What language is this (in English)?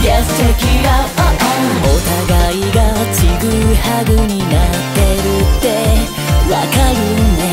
Thai